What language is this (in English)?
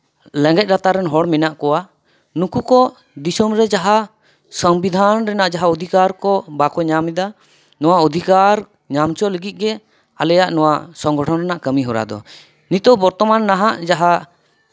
Santali